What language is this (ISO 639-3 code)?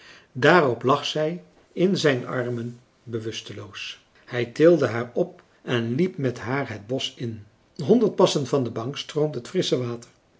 nld